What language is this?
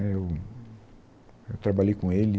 Portuguese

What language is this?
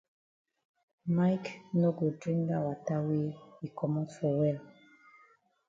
Cameroon Pidgin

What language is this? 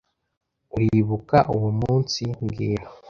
Kinyarwanda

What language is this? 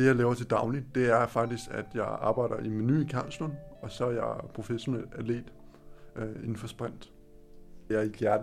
Danish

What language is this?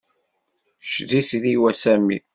Kabyle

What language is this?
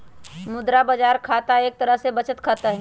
Magahi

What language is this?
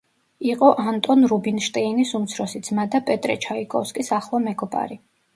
Georgian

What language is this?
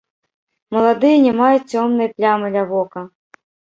Belarusian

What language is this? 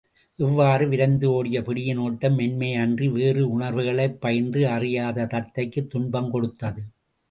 Tamil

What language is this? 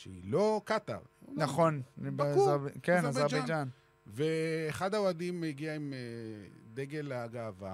Hebrew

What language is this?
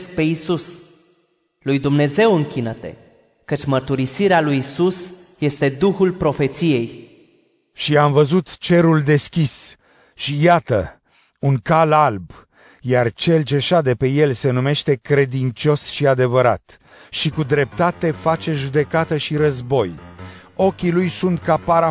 Romanian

